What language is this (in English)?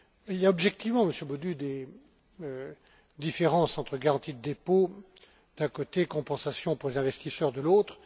French